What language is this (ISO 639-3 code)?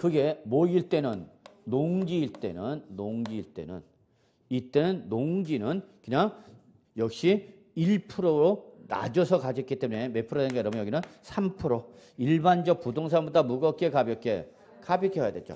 kor